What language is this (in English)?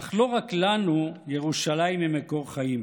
Hebrew